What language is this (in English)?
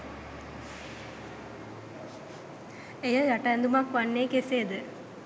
Sinhala